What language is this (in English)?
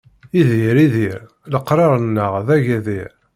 Kabyle